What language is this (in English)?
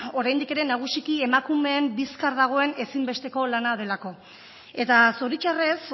Basque